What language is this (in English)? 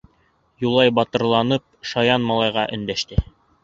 Bashkir